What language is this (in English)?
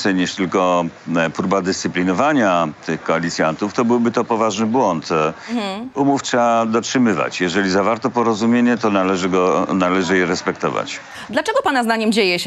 Polish